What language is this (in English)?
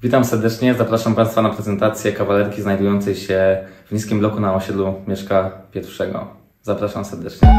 Polish